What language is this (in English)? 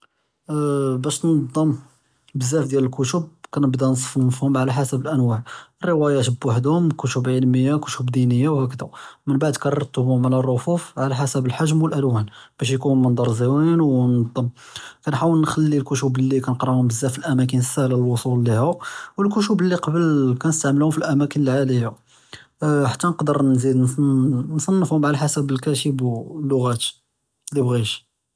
Judeo-Arabic